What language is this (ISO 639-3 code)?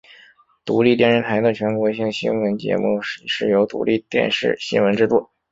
zho